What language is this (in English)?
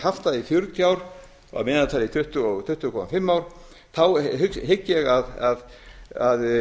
Icelandic